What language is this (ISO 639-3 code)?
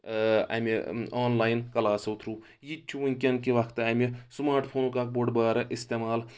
kas